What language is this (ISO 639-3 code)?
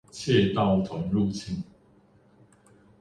zho